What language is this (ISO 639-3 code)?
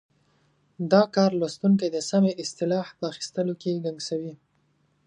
pus